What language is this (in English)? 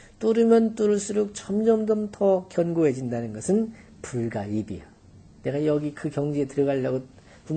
Korean